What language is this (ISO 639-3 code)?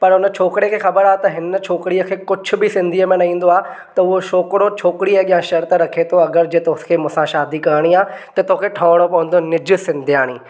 snd